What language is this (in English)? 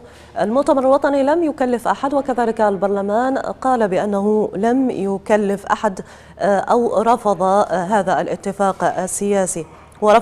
Arabic